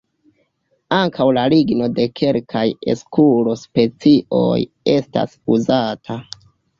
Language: Esperanto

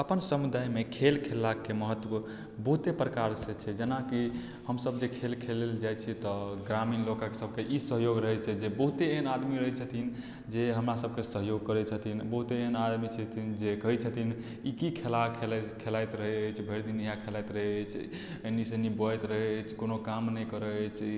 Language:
Maithili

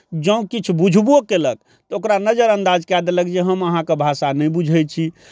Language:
Maithili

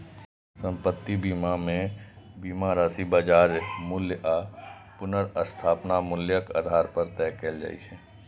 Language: Maithili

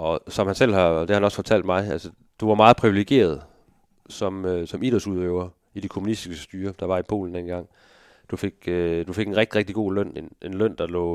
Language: Danish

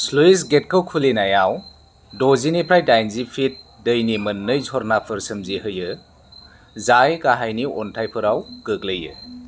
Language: Bodo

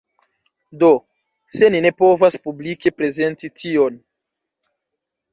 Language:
Esperanto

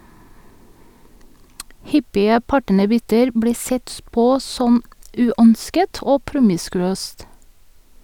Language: Norwegian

